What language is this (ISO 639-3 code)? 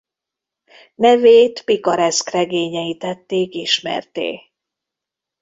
hun